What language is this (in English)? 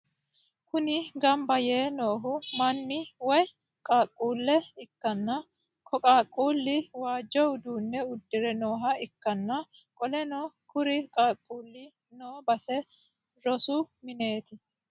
Sidamo